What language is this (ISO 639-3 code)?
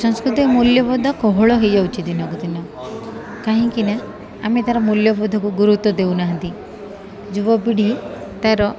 ori